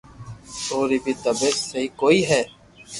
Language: Loarki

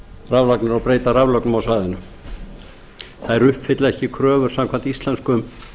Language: Icelandic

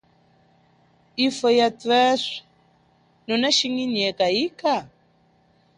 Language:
Chokwe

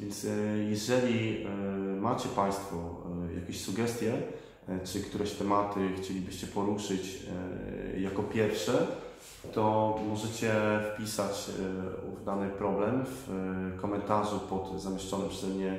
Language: Polish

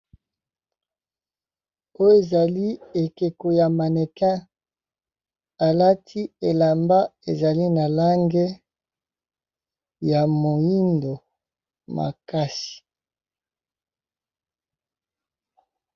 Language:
Lingala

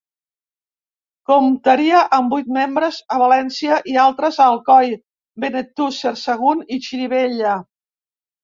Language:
Catalan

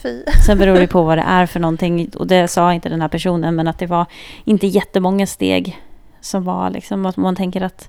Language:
Swedish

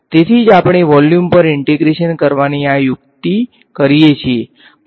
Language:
Gujarati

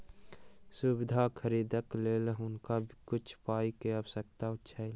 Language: Maithili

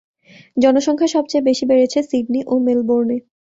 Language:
Bangla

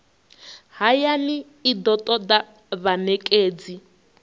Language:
Venda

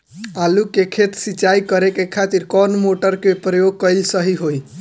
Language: Bhojpuri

